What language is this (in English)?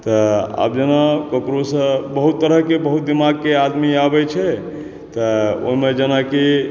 Maithili